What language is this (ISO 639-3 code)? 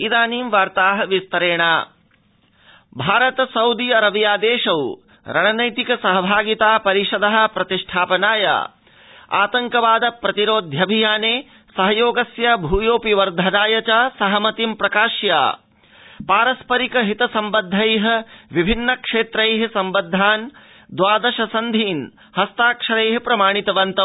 san